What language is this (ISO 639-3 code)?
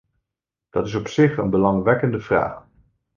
nld